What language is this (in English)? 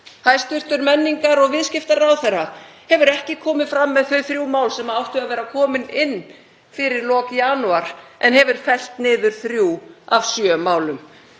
Icelandic